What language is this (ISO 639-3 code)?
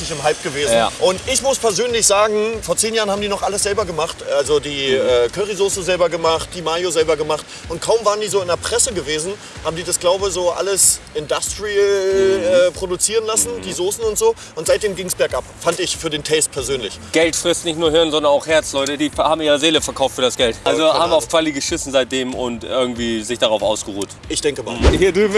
deu